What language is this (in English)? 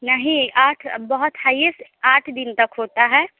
Hindi